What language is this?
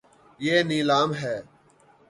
Urdu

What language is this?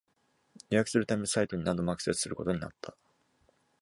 Japanese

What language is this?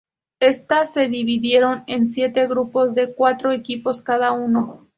Spanish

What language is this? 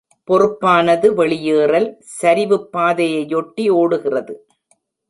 Tamil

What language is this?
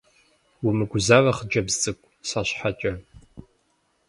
Kabardian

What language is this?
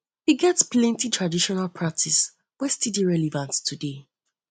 Nigerian Pidgin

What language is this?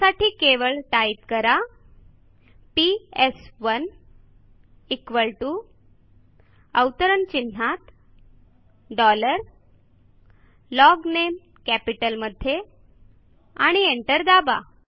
Marathi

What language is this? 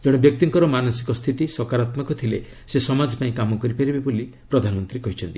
Odia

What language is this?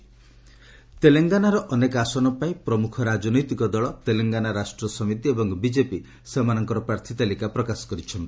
Odia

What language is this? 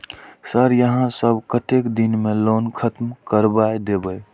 Maithili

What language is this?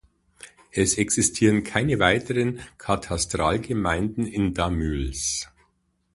German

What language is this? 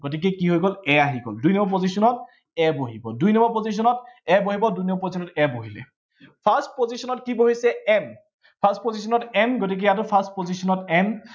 Assamese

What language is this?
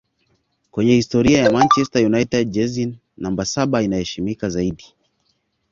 Swahili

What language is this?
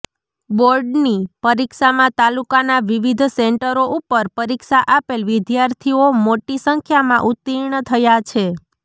Gujarati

